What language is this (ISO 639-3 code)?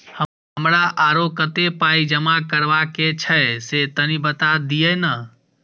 mai